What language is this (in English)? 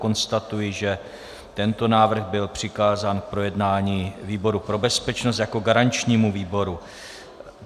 Czech